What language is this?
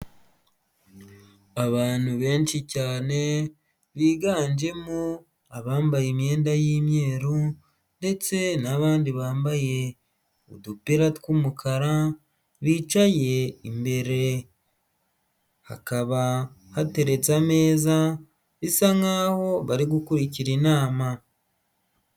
Kinyarwanda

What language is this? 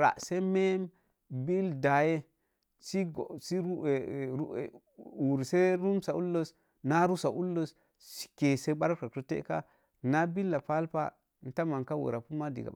Mom Jango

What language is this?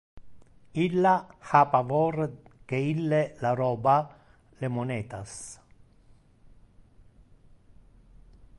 Interlingua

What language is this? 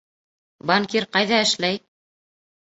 Bashkir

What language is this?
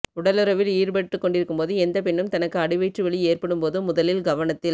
Tamil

